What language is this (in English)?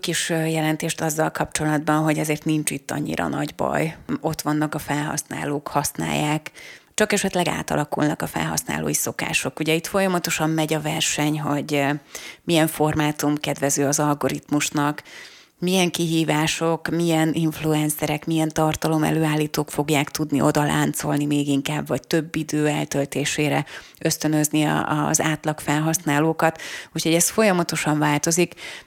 Hungarian